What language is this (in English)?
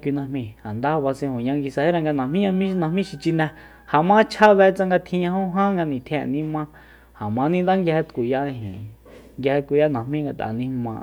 Soyaltepec Mazatec